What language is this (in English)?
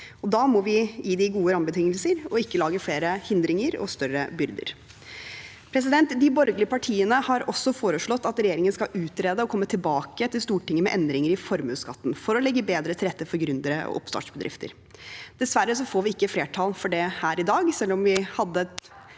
Norwegian